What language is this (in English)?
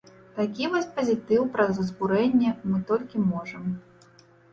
Belarusian